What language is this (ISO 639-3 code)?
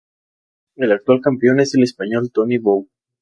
spa